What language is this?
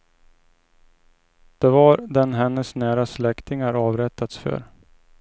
Swedish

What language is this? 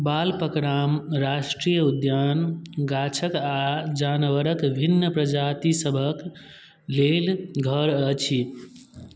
Maithili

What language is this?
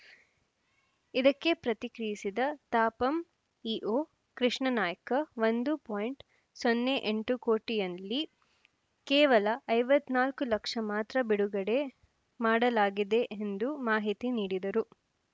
Kannada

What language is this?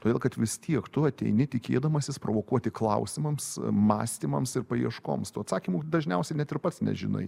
Lithuanian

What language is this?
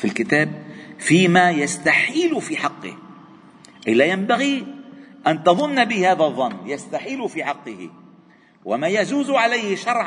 Arabic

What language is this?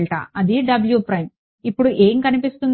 Telugu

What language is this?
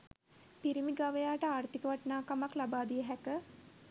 Sinhala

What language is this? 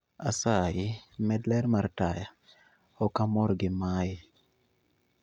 Luo (Kenya and Tanzania)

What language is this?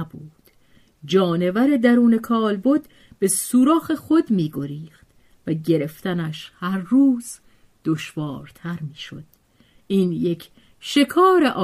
Persian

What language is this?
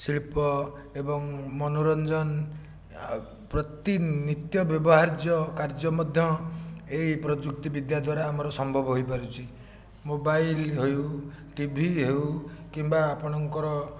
Odia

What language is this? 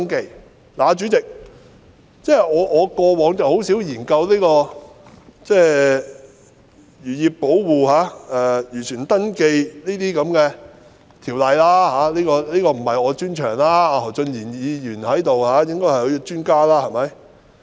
Cantonese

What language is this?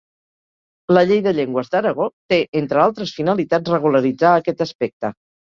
Catalan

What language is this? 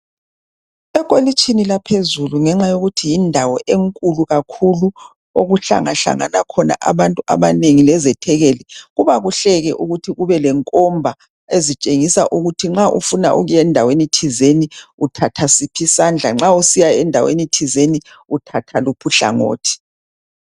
North Ndebele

